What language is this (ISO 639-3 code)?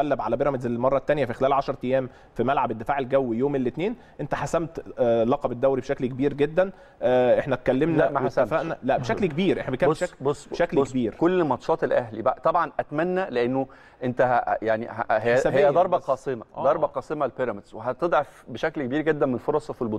ara